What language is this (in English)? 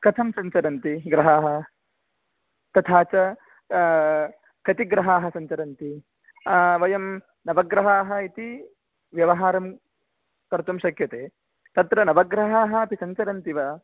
Sanskrit